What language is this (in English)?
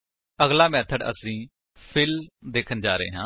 Punjabi